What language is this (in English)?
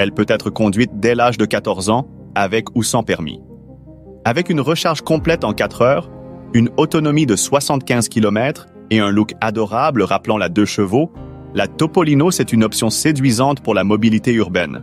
French